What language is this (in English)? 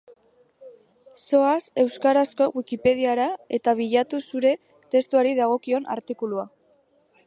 Basque